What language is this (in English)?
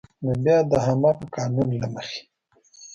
Pashto